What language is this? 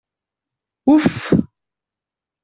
Catalan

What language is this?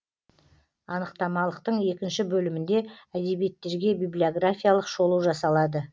Kazakh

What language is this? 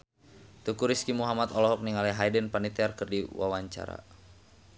Sundanese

